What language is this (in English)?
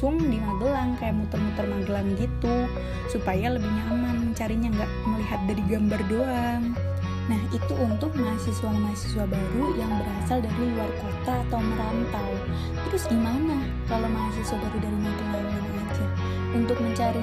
Indonesian